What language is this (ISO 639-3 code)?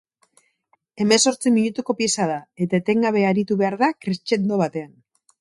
eus